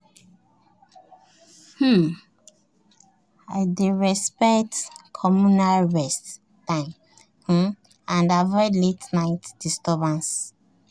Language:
Nigerian Pidgin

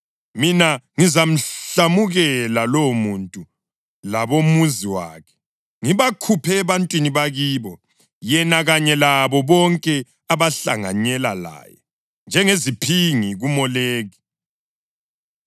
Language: North Ndebele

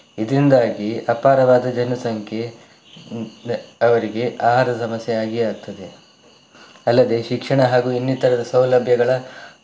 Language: Kannada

